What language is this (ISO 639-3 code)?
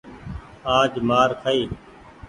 gig